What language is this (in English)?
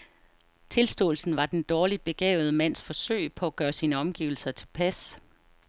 Danish